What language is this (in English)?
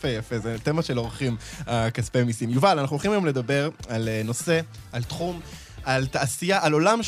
Hebrew